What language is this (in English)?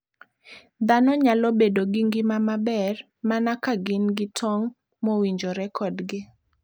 Luo (Kenya and Tanzania)